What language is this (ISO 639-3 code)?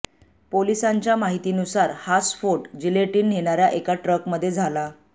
mar